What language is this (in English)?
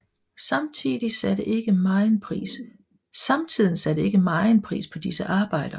Danish